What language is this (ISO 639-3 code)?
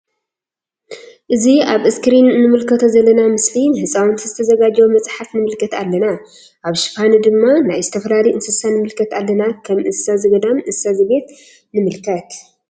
tir